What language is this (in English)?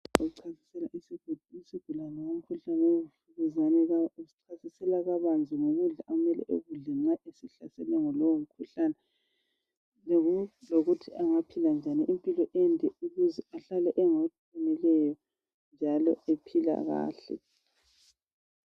North Ndebele